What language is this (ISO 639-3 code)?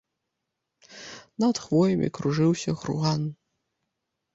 bel